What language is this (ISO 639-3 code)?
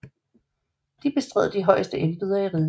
dan